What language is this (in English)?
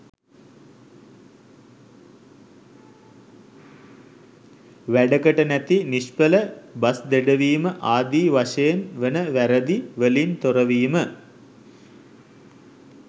Sinhala